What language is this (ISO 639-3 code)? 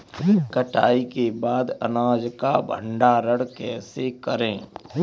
hin